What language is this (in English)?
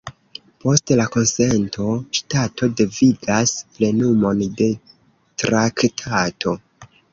Esperanto